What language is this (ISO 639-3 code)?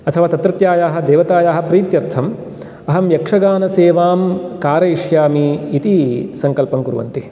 san